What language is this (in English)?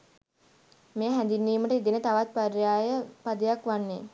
Sinhala